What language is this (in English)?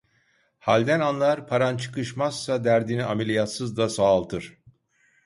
Turkish